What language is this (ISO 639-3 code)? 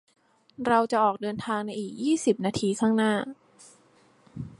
tha